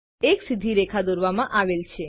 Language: Gujarati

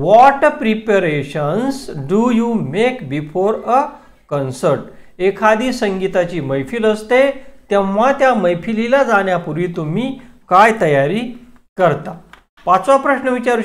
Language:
Hindi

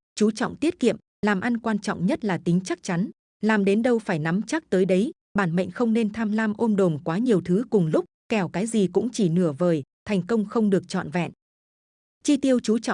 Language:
Vietnamese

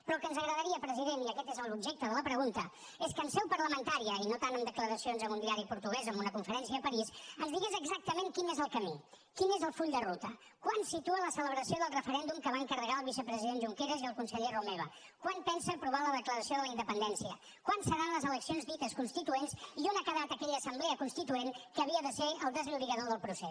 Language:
Catalan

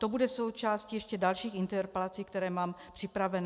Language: Czech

